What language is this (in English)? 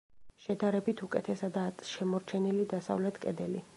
Georgian